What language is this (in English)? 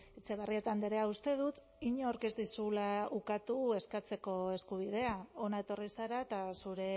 Basque